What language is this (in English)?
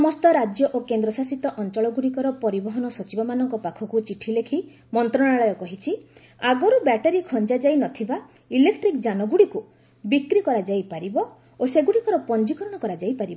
Odia